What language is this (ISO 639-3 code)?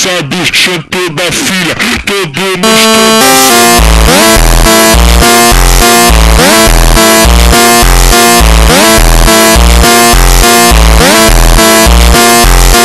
ron